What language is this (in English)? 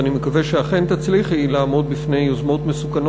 Hebrew